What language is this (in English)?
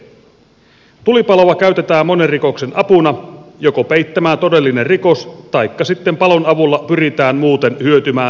Finnish